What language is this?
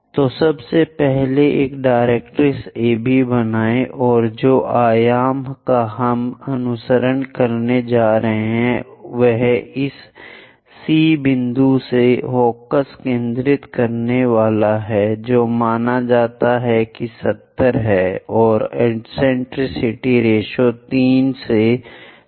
Hindi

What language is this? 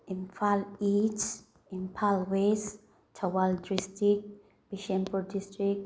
Manipuri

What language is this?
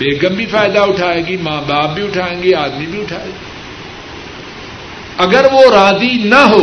Urdu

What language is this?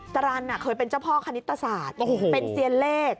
Thai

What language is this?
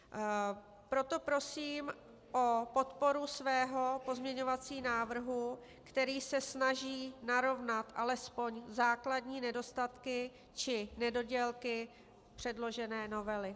Czech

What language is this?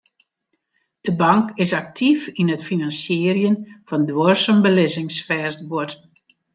Western Frisian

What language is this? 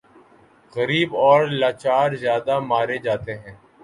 Urdu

